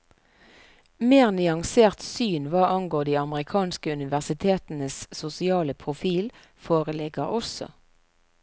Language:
Norwegian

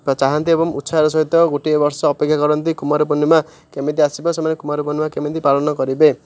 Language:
Odia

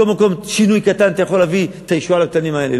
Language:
Hebrew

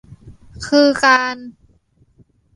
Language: Thai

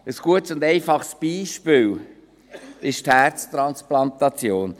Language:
Swiss German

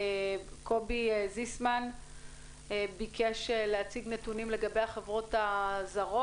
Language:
Hebrew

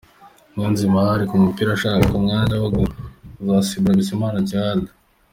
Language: Kinyarwanda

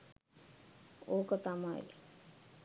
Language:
Sinhala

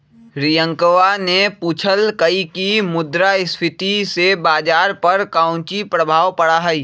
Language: Magahi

